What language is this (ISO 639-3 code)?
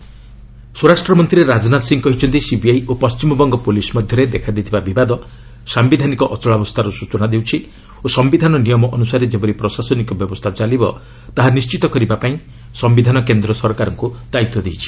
ori